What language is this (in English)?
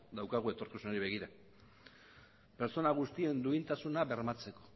Basque